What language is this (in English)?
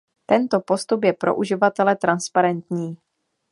Czech